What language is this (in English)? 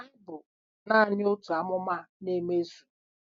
Igbo